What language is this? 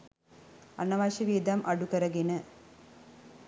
Sinhala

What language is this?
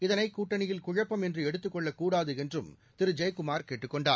Tamil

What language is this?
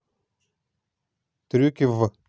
Russian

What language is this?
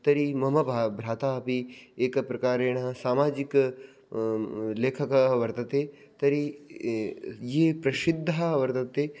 Sanskrit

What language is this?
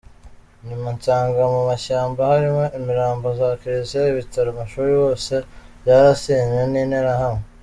Kinyarwanda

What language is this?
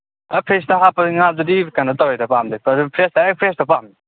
Manipuri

